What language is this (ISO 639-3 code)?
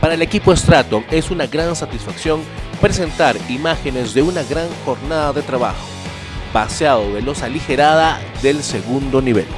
spa